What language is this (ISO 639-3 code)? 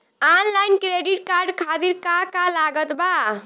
bho